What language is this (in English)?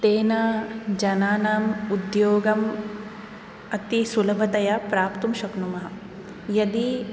Sanskrit